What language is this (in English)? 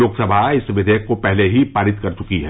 Hindi